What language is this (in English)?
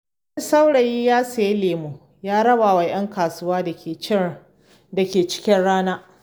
Hausa